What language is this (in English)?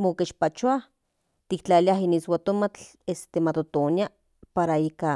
Central Nahuatl